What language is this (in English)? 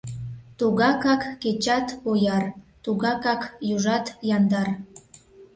Mari